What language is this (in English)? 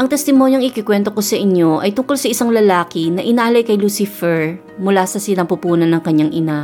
Filipino